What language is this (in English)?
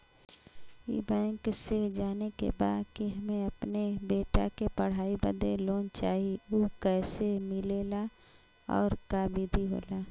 Bhojpuri